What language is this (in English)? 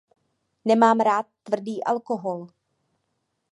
Czech